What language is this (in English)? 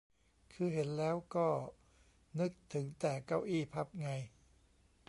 Thai